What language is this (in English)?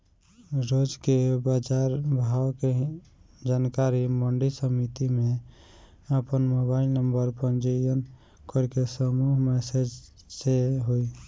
Bhojpuri